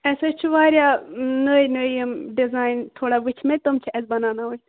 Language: Kashmiri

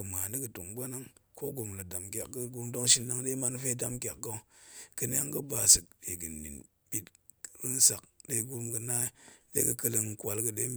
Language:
Goemai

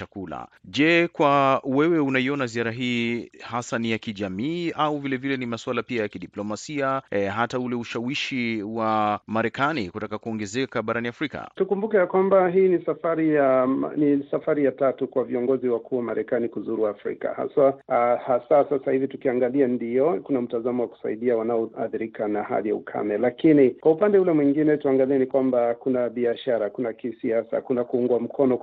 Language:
Swahili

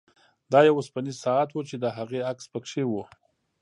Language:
Pashto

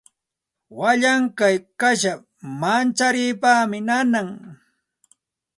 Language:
Santa Ana de Tusi Pasco Quechua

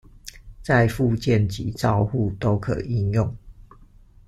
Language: Chinese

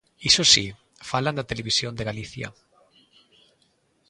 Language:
Galician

